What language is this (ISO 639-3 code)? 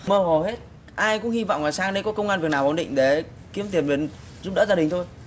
vie